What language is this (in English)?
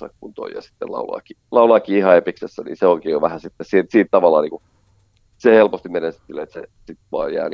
Finnish